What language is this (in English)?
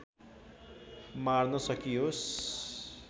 Nepali